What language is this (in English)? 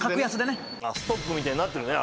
Japanese